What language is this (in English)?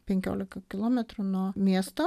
Lithuanian